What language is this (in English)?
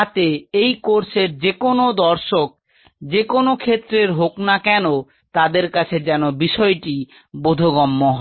Bangla